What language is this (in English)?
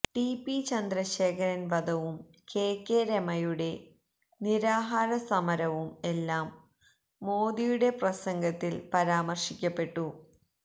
Malayalam